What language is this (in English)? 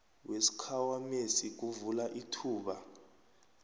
South Ndebele